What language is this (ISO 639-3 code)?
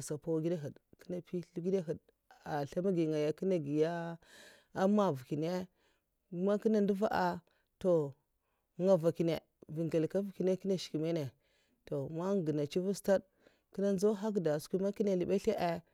maf